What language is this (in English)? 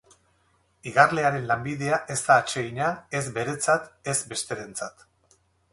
Basque